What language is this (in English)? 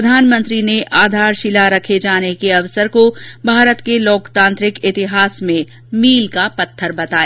Hindi